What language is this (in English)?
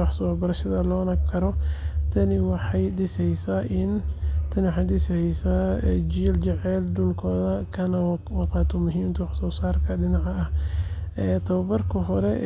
Somali